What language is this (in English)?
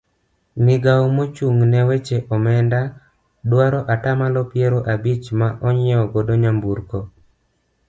Luo (Kenya and Tanzania)